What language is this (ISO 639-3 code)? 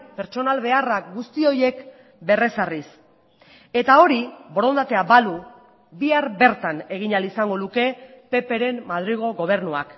eus